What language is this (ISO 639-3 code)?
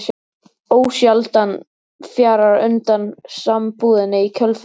isl